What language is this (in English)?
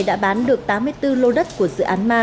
Vietnamese